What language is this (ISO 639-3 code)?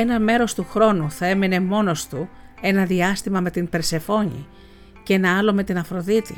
ell